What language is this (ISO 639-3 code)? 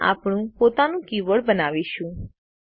guj